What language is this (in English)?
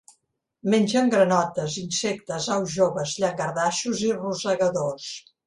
Catalan